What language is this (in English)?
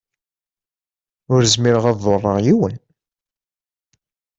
Kabyle